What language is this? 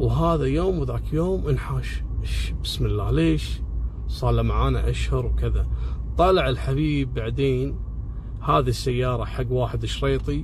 Arabic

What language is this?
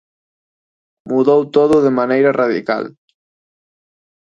Galician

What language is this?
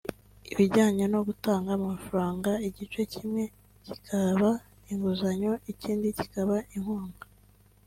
Kinyarwanda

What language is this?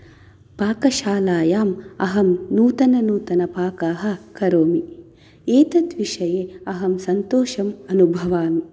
Sanskrit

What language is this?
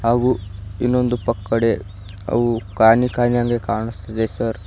Kannada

